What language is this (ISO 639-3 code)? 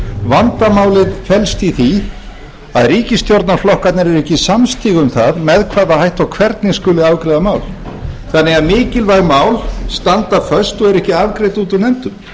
isl